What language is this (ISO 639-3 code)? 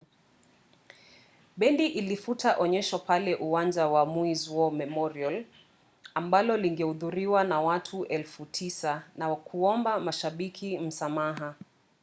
swa